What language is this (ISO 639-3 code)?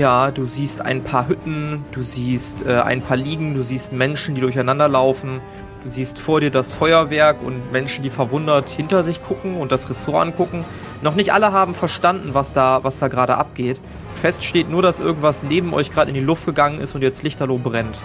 deu